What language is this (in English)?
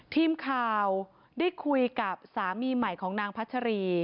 Thai